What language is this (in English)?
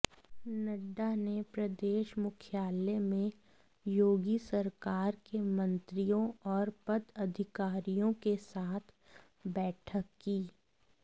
Hindi